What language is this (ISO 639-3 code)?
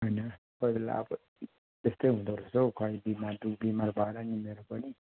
nep